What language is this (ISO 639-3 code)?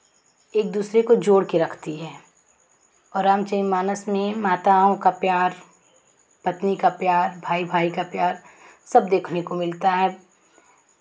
hin